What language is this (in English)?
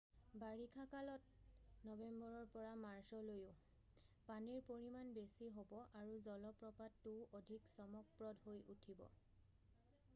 Assamese